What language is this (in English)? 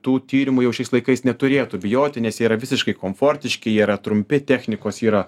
Lithuanian